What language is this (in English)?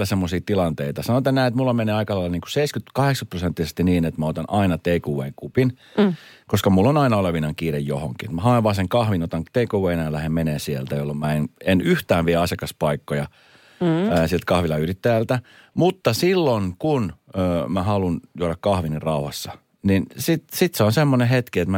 Finnish